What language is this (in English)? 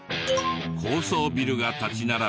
Japanese